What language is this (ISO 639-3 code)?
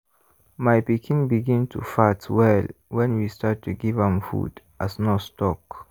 pcm